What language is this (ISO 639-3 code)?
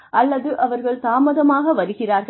tam